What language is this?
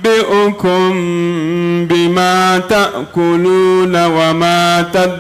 Arabic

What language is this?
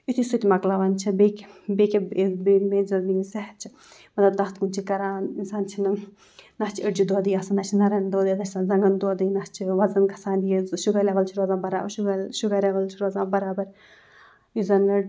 Kashmiri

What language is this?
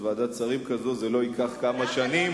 Hebrew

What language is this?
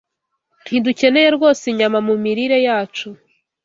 Kinyarwanda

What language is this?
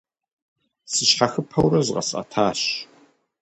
Kabardian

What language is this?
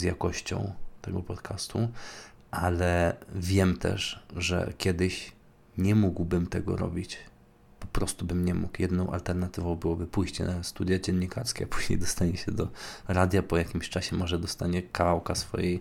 Polish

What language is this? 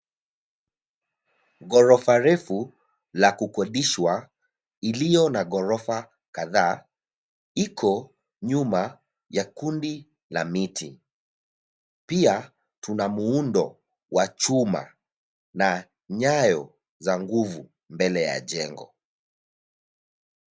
Swahili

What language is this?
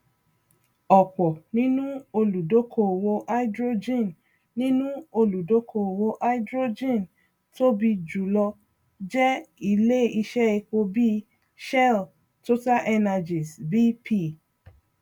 Yoruba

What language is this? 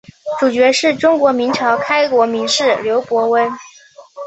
Chinese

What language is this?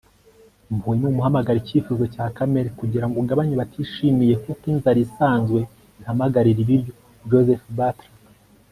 Kinyarwanda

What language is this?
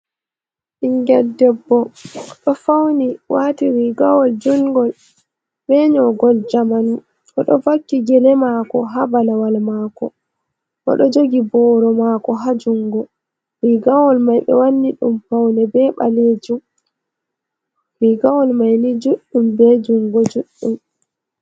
Fula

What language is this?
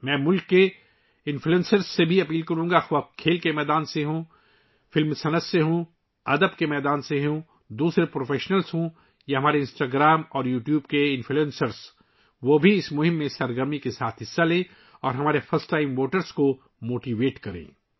Urdu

